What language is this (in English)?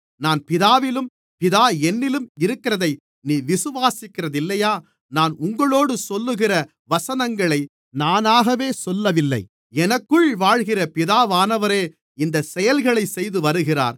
Tamil